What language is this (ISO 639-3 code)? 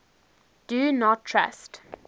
eng